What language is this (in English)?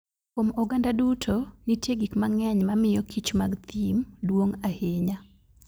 Luo (Kenya and Tanzania)